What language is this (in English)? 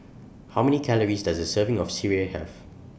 English